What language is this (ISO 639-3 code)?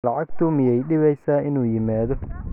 som